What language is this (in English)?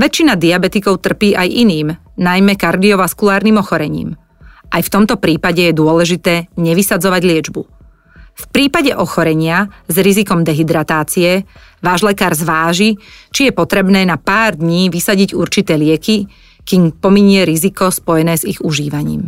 Slovak